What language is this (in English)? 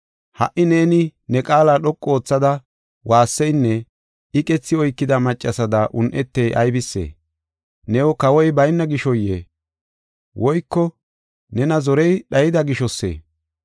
Gofa